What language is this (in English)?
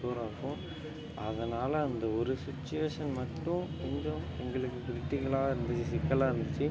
Tamil